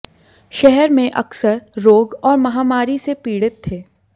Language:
Hindi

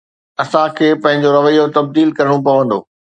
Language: Sindhi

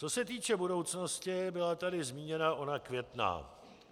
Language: Czech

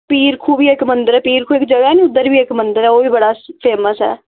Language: Dogri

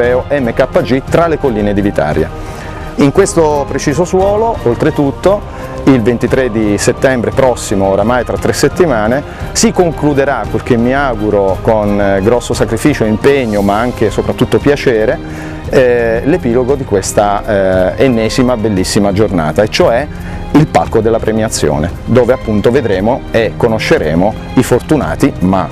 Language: Italian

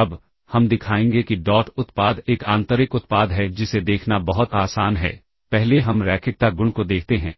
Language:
Hindi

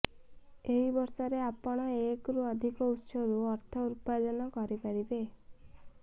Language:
Odia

